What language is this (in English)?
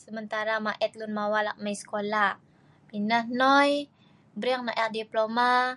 Sa'ban